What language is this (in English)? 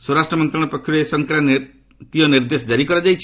Odia